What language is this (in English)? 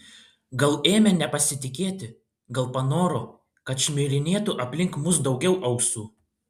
Lithuanian